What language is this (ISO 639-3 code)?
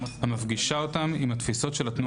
heb